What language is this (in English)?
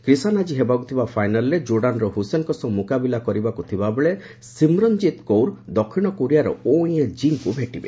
Odia